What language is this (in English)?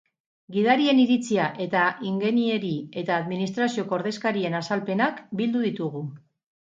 Basque